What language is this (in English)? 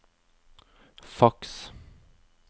Norwegian